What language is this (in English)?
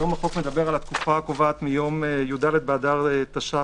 Hebrew